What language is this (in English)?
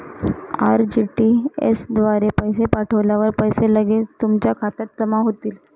Marathi